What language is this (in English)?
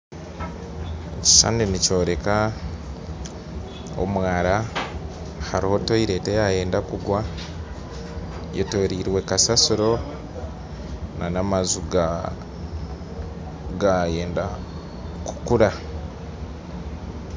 Nyankole